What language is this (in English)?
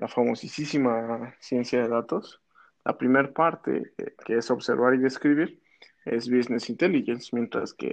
Spanish